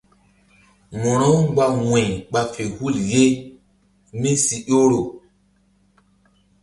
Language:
Mbum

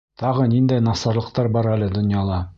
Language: Bashkir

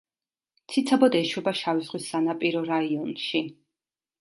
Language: Georgian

